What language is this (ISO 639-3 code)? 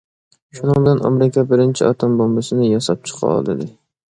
uig